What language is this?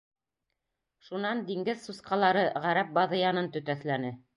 Bashkir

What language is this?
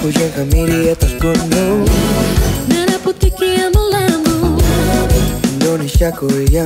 Vietnamese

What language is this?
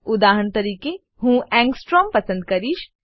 Gujarati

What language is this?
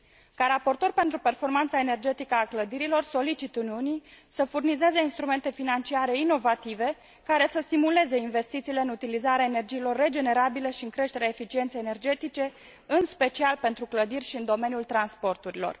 Romanian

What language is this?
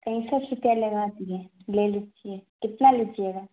Urdu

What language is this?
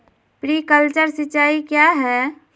Magahi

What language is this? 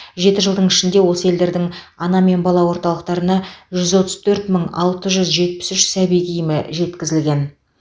Kazakh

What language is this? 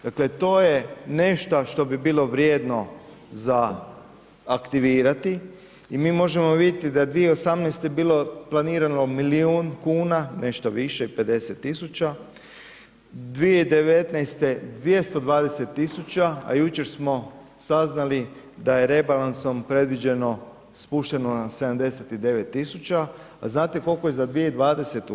Croatian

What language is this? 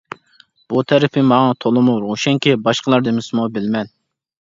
Uyghur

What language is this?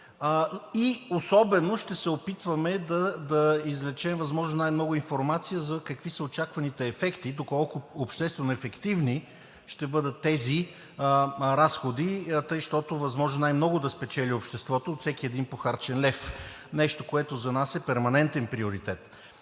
Bulgarian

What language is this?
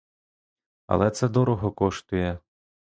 Ukrainian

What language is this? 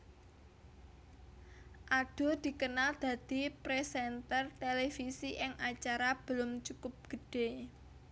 Javanese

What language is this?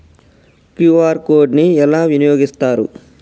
Telugu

